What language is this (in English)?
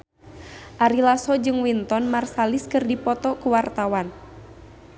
Sundanese